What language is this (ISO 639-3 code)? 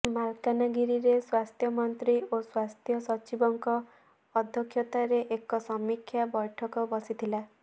ori